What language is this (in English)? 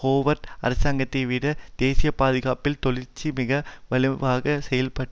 Tamil